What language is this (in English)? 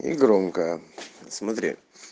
Russian